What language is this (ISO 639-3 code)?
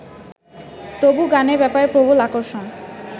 ben